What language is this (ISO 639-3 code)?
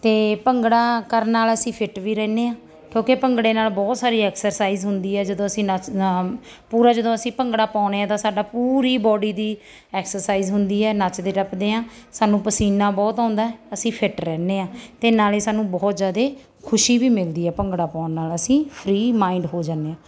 pan